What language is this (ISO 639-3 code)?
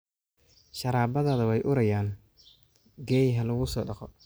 som